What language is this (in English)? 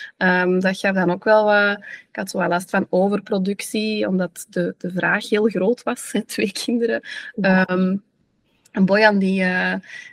Dutch